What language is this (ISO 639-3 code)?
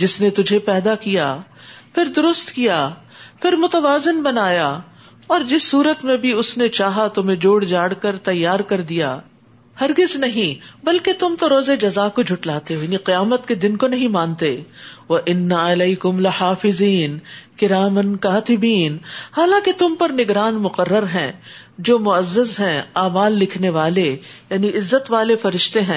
urd